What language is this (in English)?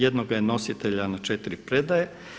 Croatian